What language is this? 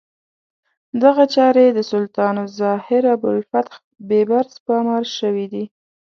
Pashto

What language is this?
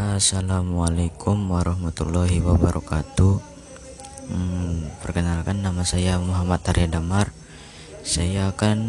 Indonesian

